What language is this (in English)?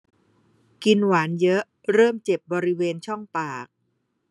Thai